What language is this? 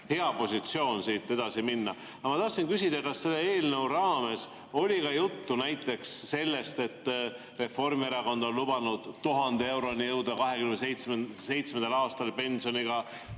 Estonian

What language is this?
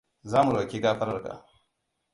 Hausa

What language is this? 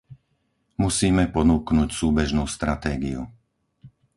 Slovak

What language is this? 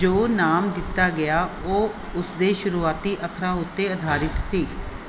Punjabi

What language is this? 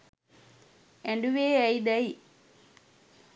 Sinhala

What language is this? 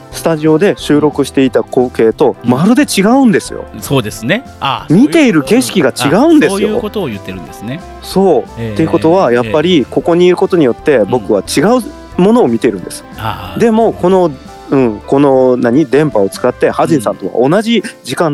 Japanese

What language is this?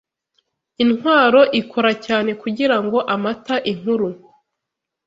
Kinyarwanda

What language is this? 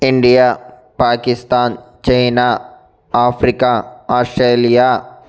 Telugu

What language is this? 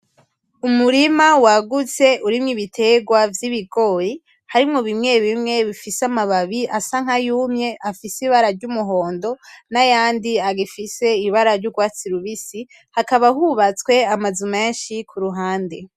Rundi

